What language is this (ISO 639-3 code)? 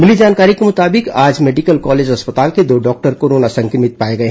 hin